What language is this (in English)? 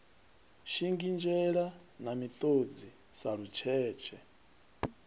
Venda